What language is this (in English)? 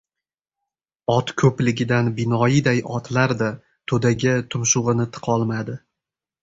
Uzbek